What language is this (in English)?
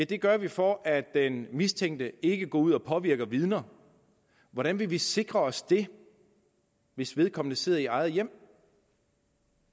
Danish